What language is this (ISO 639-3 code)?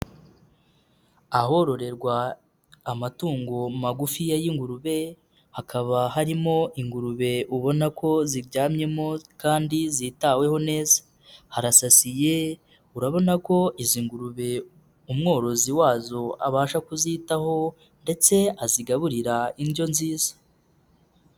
kin